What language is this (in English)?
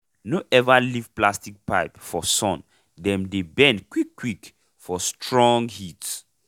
Nigerian Pidgin